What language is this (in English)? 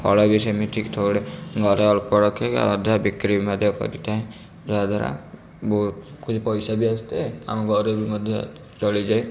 Odia